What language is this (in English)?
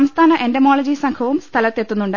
Malayalam